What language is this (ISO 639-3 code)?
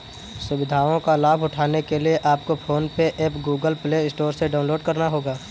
hin